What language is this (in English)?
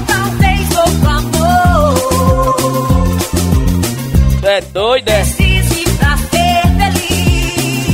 Portuguese